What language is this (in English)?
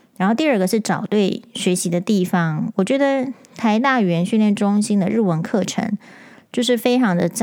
Chinese